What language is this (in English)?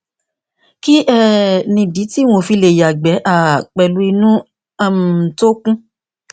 Yoruba